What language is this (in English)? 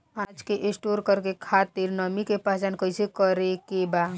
Bhojpuri